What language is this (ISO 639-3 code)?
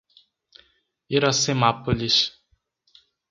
por